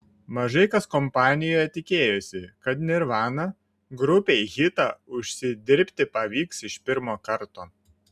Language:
Lithuanian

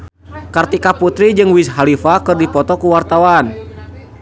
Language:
Sundanese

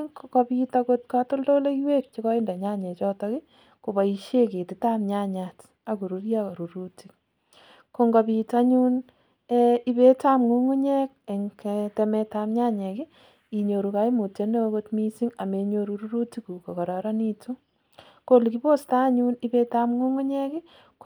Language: Kalenjin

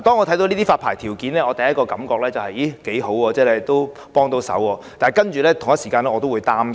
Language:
Cantonese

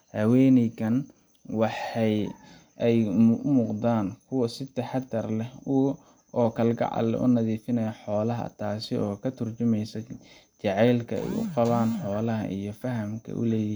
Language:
Somali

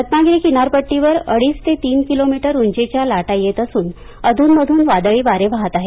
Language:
Marathi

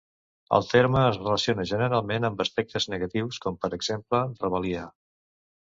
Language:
Catalan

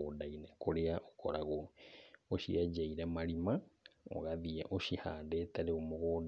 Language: Kikuyu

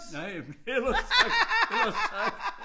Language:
Danish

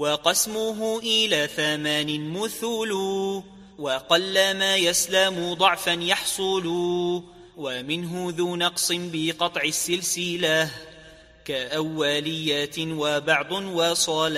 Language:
Arabic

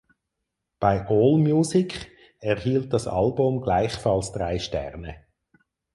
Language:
German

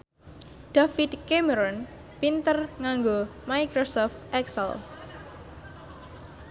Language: Javanese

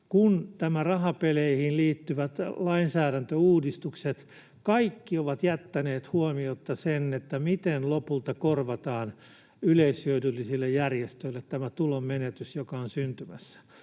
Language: Finnish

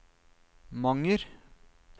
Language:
Norwegian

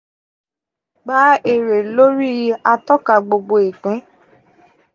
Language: Yoruba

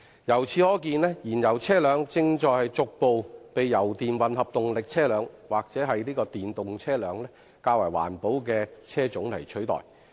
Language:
Cantonese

